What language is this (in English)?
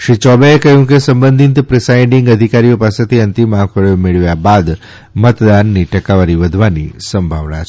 Gujarati